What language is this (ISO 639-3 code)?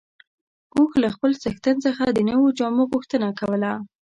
pus